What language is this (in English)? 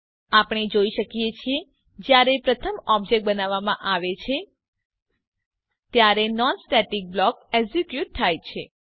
Gujarati